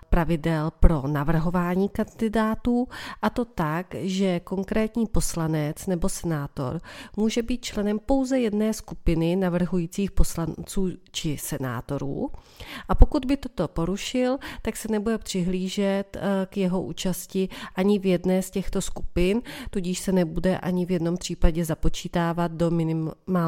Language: Czech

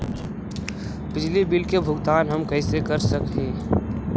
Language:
Magahi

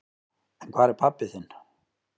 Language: Icelandic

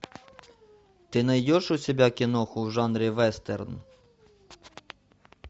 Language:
Russian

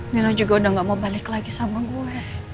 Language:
Indonesian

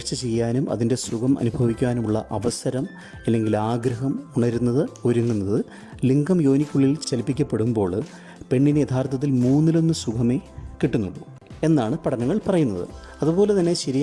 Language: Malayalam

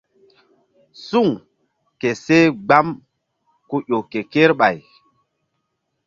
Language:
Mbum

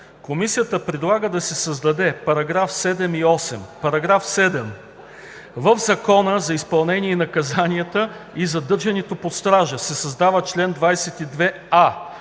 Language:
Bulgarian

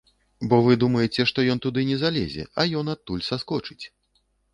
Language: Belarusian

